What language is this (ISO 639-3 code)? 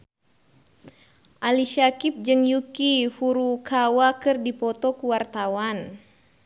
sun